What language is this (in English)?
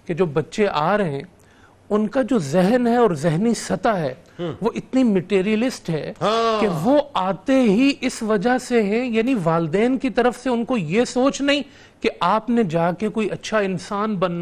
Urdu